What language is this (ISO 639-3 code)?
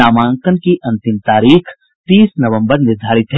hin